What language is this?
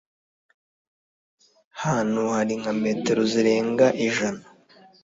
Kinyarwanda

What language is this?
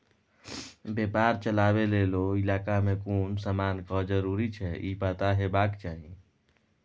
Maithili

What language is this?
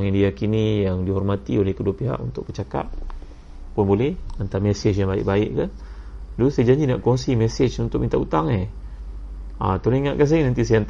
Malay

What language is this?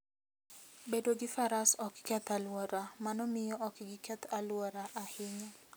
Luo (Kenya and Tanzania)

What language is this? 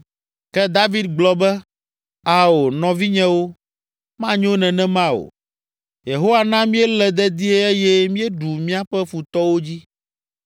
Ewe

